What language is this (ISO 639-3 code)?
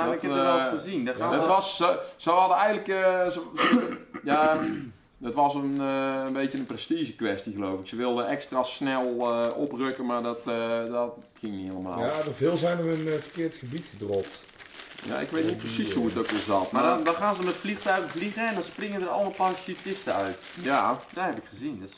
nld